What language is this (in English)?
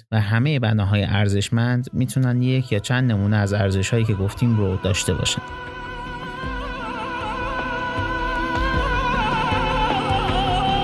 Persian